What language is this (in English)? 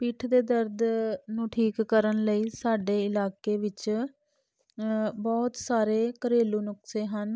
Punjabi